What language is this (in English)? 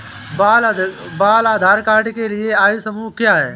Hindi